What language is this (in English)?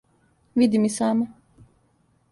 Serbian